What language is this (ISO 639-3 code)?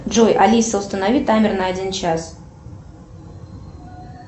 rus